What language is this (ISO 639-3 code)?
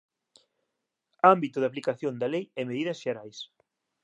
glg